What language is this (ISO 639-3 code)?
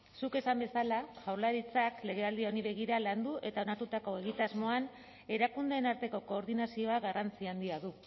eus